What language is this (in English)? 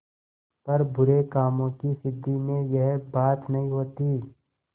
Hindi